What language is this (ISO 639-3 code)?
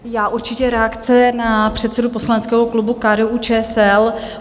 ces